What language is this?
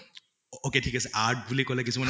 Assamese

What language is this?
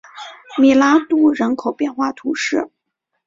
Chinese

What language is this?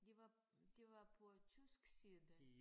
Danish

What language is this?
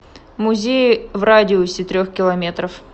Russian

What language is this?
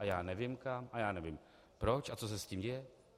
Czech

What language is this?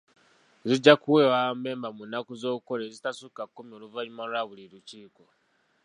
Ganda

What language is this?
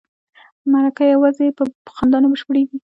Pashto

